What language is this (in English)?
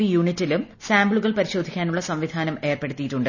Malayalam